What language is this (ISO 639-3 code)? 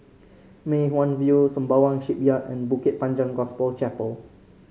eng